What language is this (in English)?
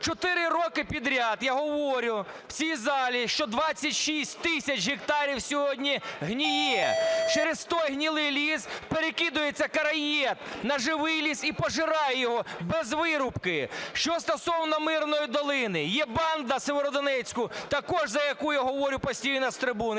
Ukrainian